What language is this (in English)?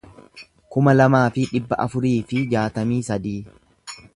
Oromo